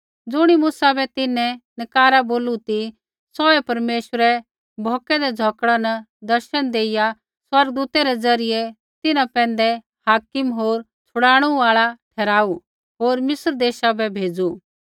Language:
Kullu Pahari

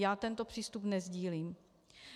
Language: Czech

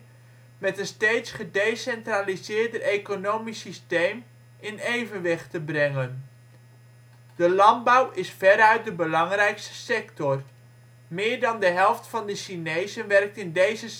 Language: Dutch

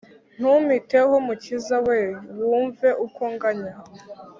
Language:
Kinyarwanda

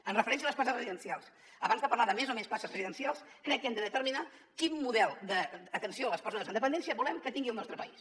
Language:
Catalan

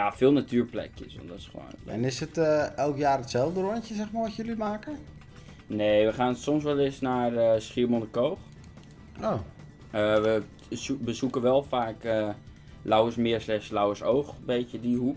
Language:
Dutch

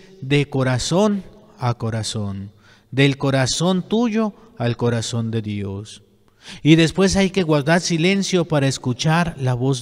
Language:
Spanish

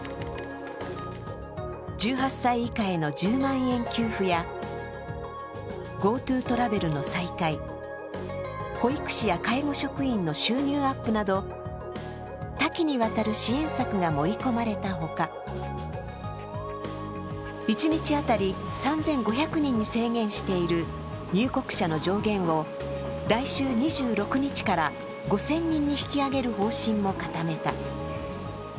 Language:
Japanese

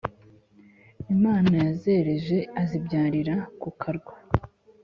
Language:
Kinyarwanda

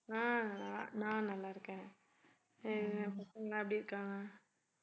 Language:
Tamil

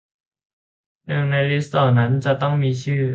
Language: Thai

